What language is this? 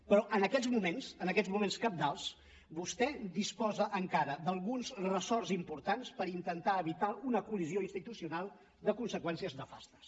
Catalan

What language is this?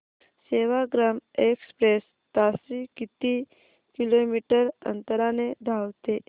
Marathi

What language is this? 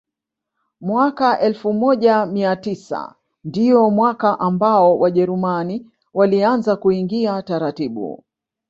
Swahili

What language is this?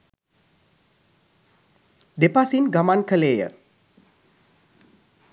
Sinhala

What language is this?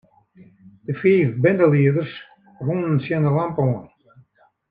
Western Frisian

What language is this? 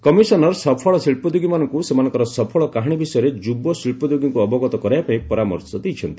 Odia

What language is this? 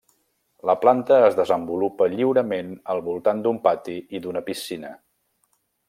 Catalan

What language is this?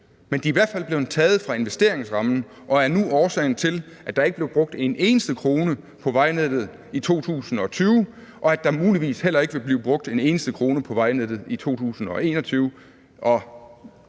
Danish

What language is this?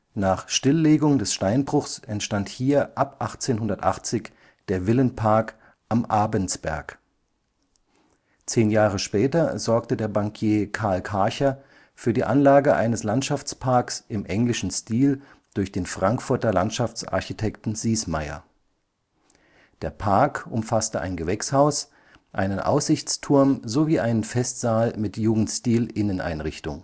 German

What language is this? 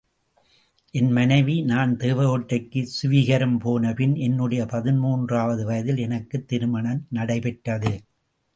Tamil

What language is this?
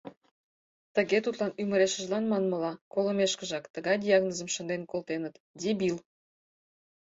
Mari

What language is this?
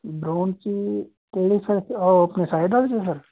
Punjabi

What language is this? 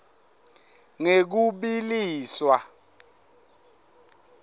Swati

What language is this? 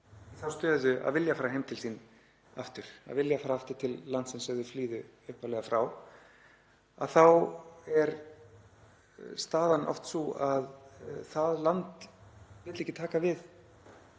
Icelandic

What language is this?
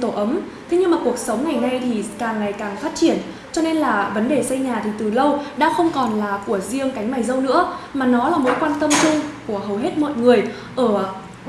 Vietnamese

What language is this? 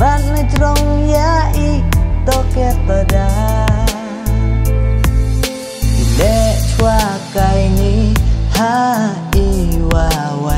Indonesian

